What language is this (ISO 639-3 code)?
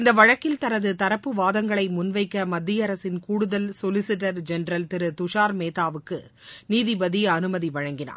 tam